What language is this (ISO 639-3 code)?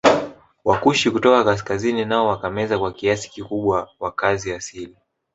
swa